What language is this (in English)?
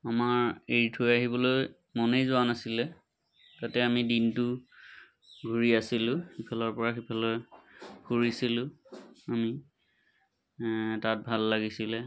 Assamese